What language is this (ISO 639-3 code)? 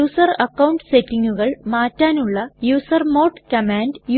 mal